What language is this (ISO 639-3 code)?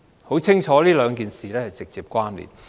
yue